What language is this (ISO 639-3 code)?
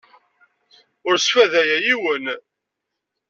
kab